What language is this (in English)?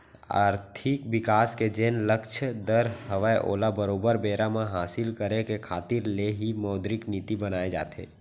Chhattisgarhi